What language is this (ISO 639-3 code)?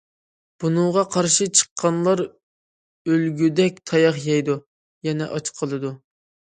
uig